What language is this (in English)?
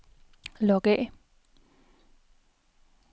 Danish